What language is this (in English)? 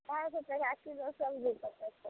Maithili